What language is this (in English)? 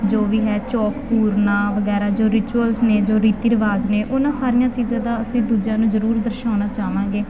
Punjabi